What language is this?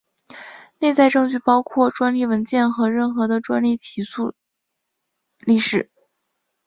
Chinese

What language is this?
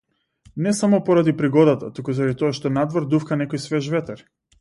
Macedonian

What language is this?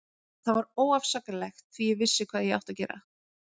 Icelandic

